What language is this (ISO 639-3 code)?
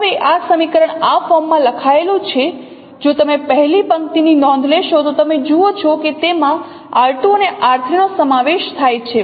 guj